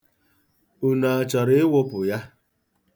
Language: Igbo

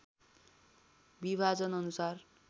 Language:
Nepali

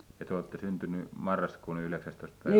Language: Finnish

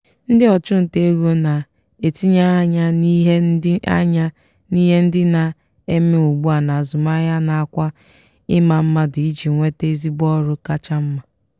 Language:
Igbo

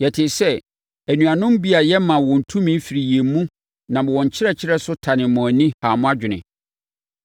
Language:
Akan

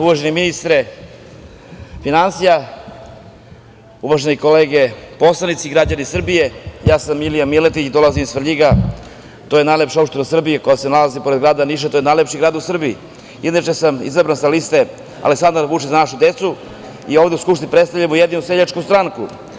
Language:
Serbian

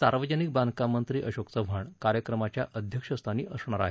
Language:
Marathi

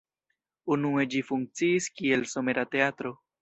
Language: Esperanto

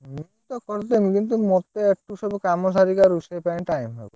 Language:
Odia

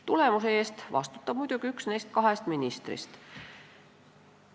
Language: Estonian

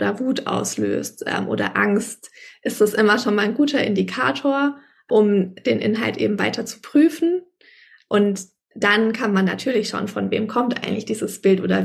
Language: German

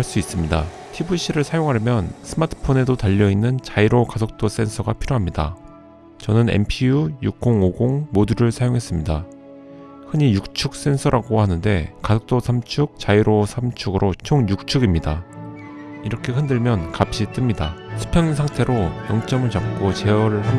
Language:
Korean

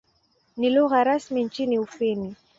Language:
Swahili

